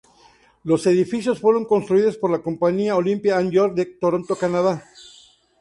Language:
Spanish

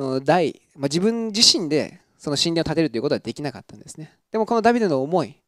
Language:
Japanese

